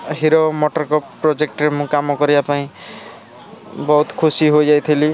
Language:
Odia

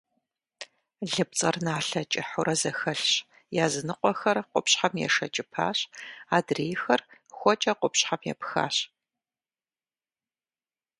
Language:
Kabardian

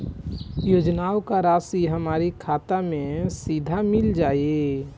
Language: Bhojpuri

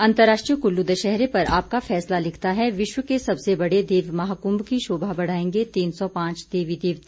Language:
Hindi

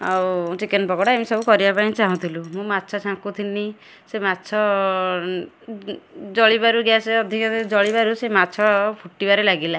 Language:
Odia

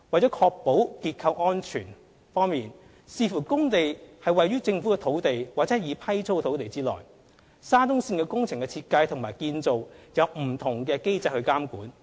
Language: Cantonese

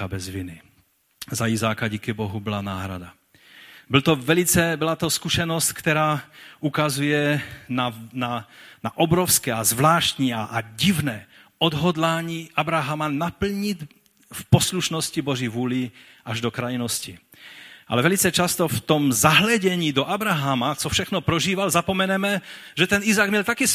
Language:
Czech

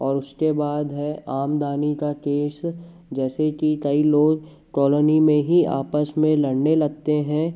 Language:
Hindi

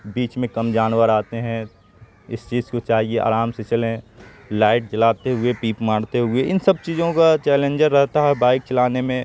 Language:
Urdu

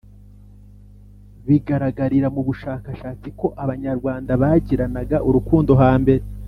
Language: Kinyarwanda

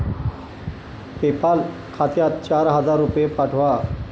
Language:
Marathi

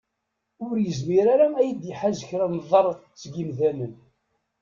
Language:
Kabyle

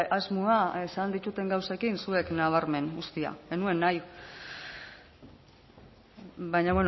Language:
Basque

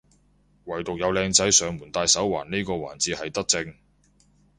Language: Cantonese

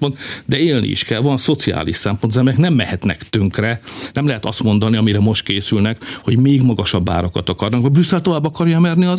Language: Hungarian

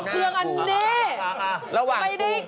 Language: Thai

